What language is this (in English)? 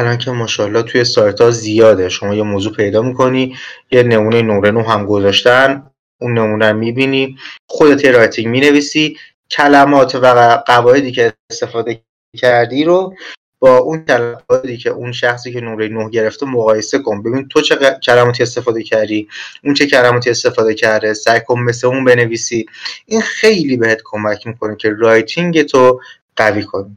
Persian